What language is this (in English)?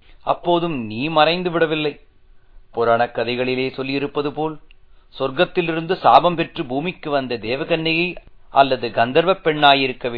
Tamil